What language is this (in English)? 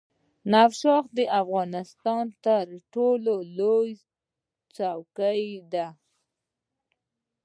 Pashto